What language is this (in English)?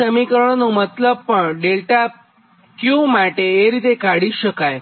Gujarati